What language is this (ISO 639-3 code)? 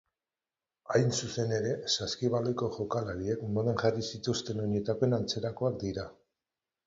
eus